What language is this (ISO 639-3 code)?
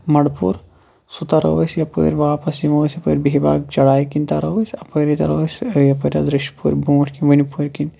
kas